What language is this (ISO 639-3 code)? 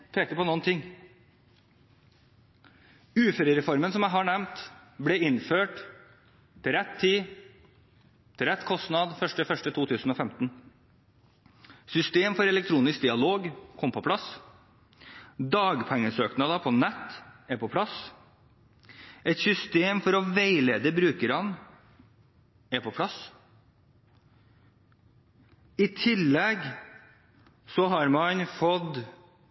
nob